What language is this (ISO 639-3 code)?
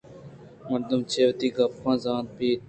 bgp